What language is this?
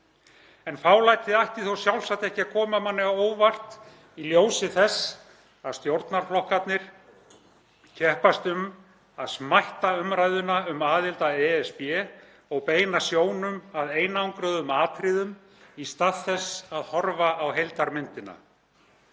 Icelandic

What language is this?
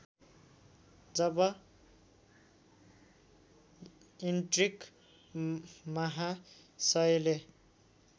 Nepali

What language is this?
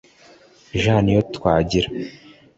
Kinyarwanda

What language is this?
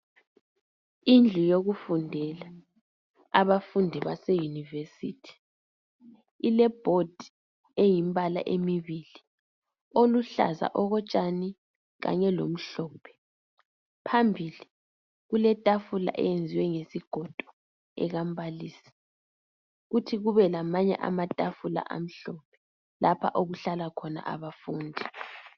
North Ndebele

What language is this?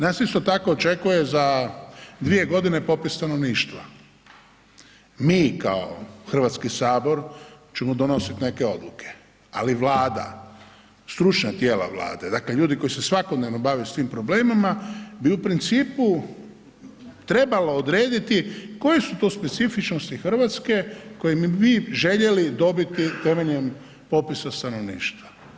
Croatian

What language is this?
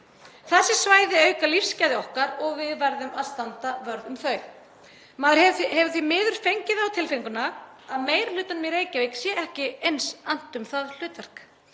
Icelandic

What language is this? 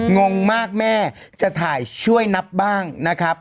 Thai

